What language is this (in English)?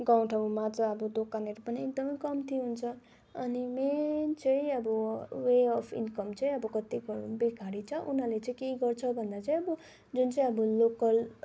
Nepali